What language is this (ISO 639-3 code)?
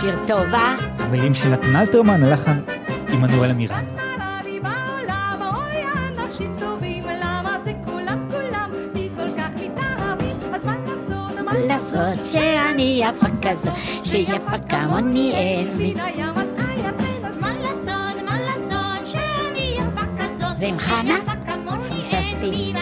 heb